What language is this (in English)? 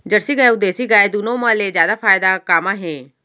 Chhattisgarhi